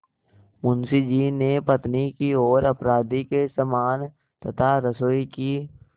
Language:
Hindi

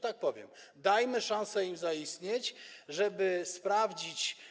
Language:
Polish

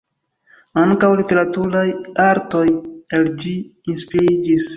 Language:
Esperanto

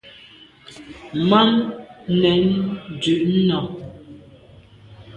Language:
Medumba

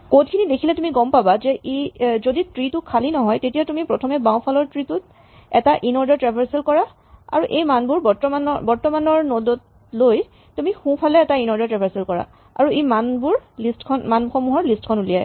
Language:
Assamese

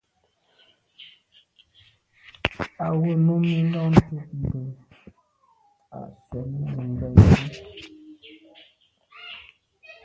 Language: Medumba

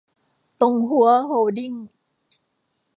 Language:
Thai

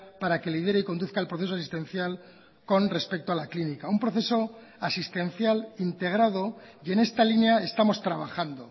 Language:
Spanish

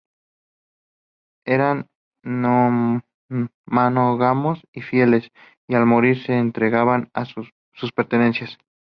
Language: Spanish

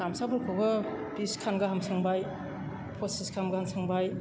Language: Bodo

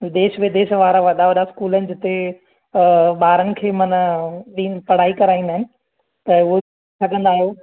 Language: Sindhi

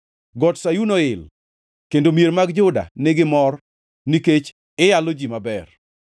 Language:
Luo (Kenya and Tanzania)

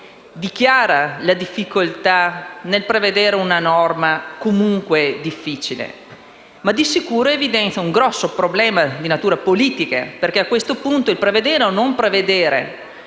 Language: Italian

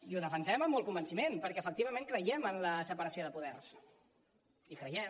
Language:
Catalan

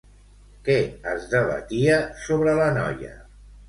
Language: Catalan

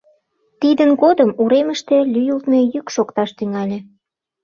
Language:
Mari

